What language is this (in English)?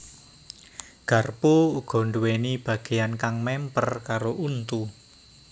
Javanese